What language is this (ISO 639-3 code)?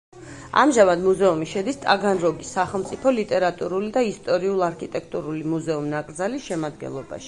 kat